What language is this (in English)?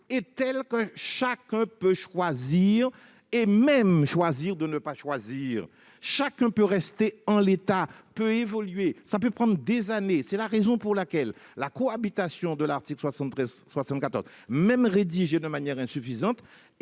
French